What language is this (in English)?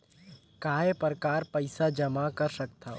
Chhattisgarhi